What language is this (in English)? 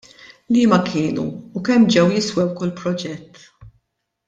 Maltese